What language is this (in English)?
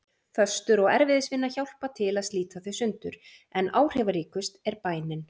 Icelandic